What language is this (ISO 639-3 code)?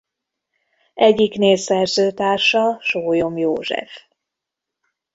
hun